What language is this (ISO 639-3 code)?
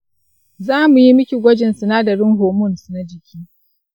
hau